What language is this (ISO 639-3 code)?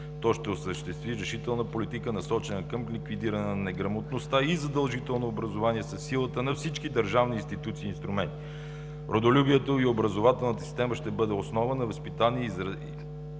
bul